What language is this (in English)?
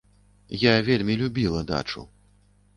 Belarusian